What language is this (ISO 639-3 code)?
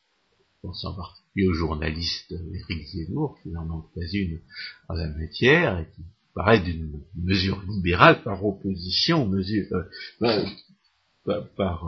fra